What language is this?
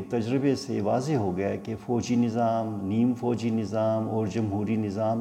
Urdu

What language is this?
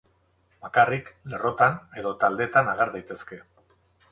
Basque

